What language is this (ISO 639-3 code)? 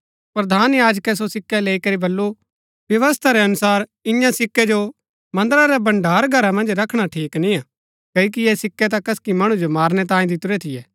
gbk